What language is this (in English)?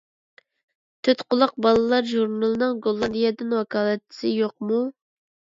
Uyghur